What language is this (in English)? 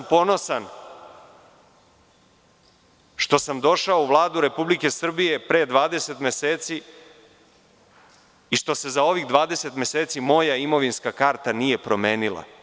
Serbian